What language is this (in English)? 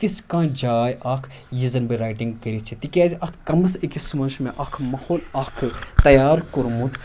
Kashmiri